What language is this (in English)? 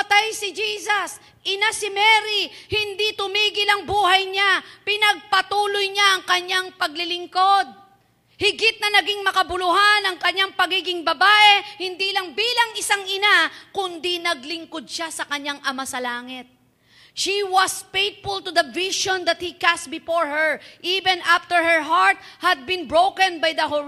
Filipino